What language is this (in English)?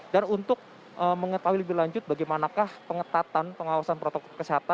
Indonesian